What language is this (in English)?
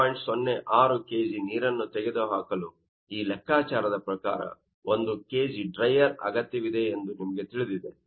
Kannada